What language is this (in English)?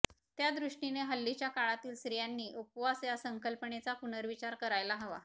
Marathi